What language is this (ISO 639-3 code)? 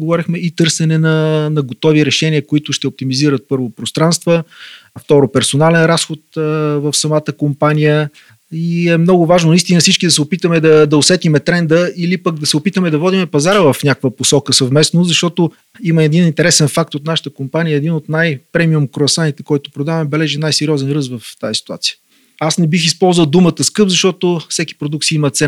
bul